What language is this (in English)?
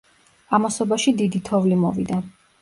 Georgian